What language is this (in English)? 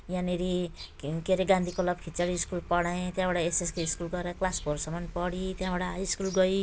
Nepali